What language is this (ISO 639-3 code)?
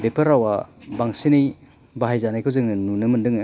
brx